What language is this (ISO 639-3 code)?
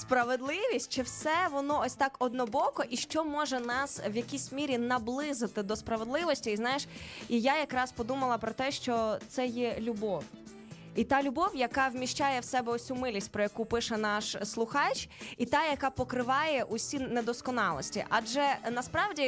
ukr